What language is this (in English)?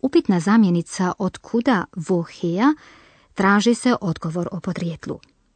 Croatian